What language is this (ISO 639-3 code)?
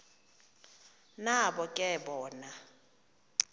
xho